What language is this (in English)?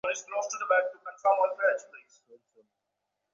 Bangla